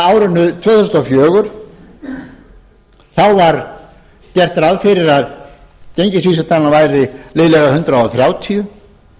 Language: Icelandic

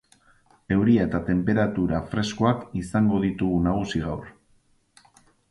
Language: Basque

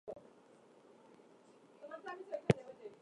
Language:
Bangla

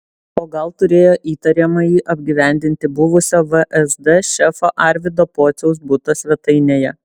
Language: Lithuanian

